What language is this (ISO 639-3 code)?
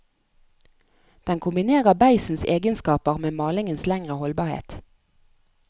nor